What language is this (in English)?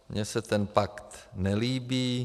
Czech